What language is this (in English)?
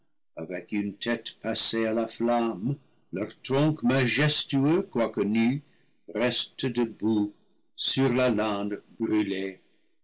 French